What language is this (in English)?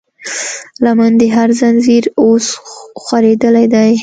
Pashto